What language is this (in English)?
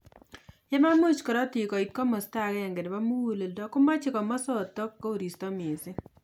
Kalenjin